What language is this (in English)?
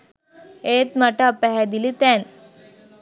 Sinhala